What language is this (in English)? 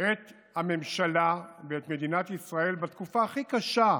Hebrew